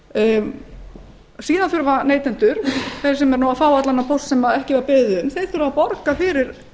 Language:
Icelandic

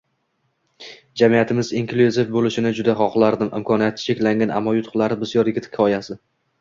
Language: Uzbek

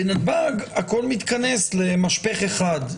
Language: Hebrew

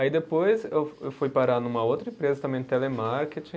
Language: Portuguese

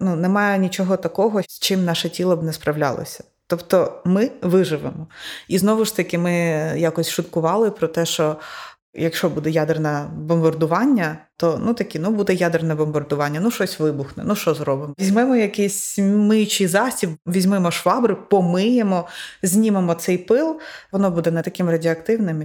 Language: Ukrainian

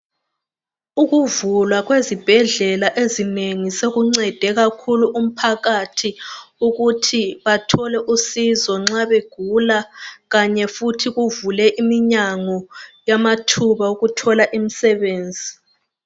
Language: North Ndebele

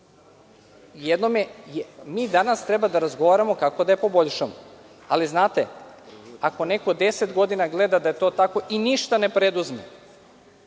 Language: Serbian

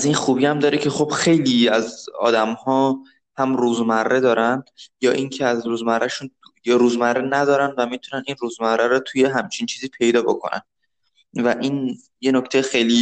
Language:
Persian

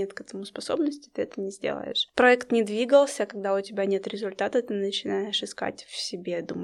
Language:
Russian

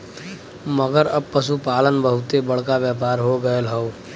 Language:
Bhojpuri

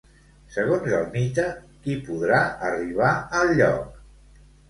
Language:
Catalan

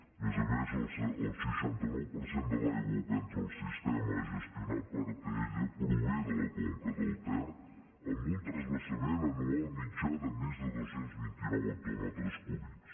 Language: Catalan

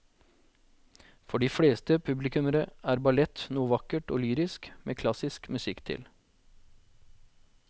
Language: Norwegian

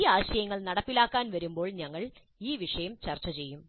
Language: Malayalam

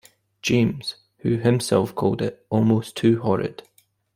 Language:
English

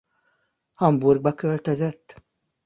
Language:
Hungarian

